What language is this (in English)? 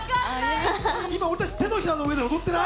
Japanese